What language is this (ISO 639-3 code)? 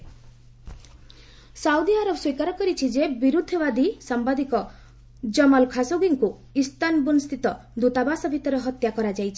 ori